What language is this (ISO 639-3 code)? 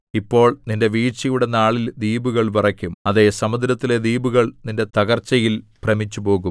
mal